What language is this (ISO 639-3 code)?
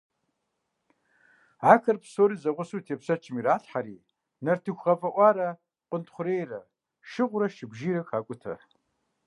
kbd